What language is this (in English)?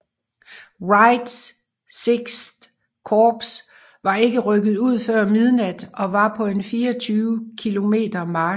Danish